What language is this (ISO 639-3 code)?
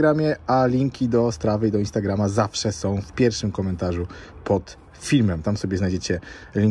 pol